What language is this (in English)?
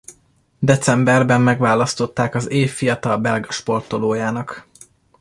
Hungarian